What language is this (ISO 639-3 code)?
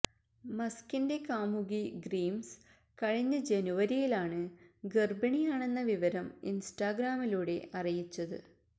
mal